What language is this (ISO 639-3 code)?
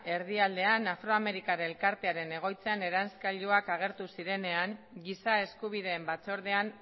eus